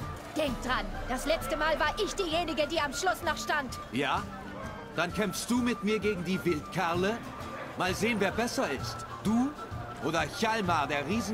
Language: German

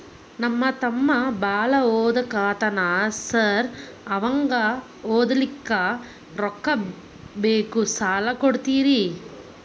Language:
Kannada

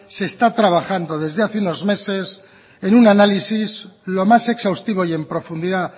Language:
Spanish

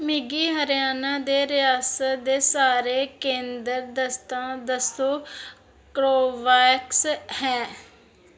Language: Dogri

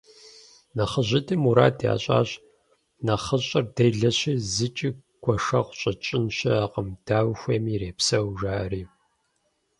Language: Kabardian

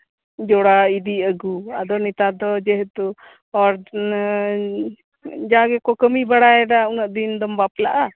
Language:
Santali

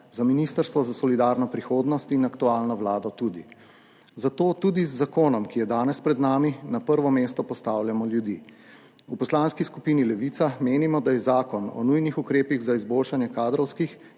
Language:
Slovenian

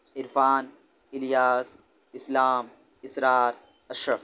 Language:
Urdu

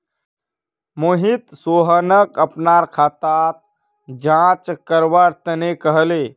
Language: Magahi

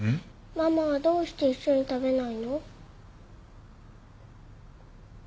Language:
Japanese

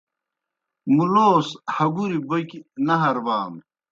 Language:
Kohistani Shina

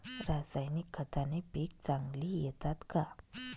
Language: Marathi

